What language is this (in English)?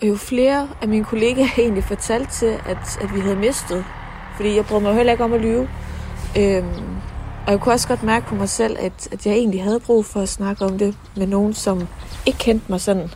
Danish